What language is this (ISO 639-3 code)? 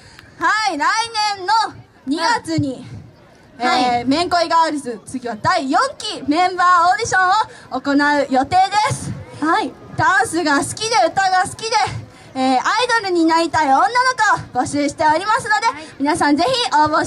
jpn